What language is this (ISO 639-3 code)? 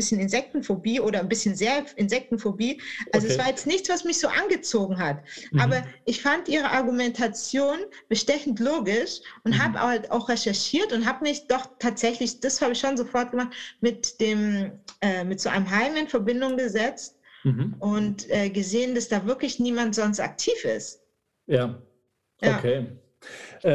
deu